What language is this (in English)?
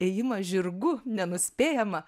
Lithuanian